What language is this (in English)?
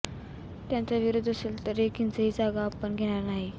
Marathi